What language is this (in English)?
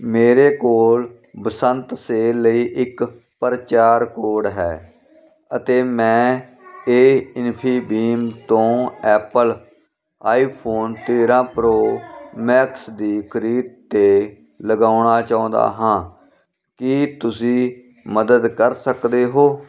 Punjabi